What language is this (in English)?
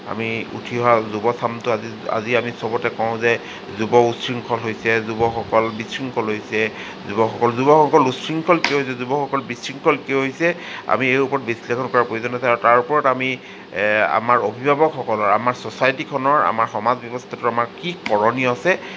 Assamese